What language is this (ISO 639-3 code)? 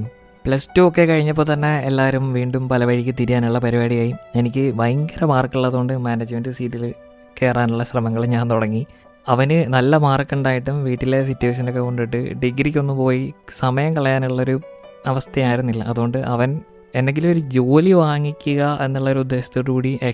mal